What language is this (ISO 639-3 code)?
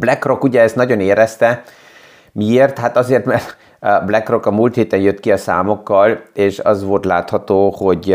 hun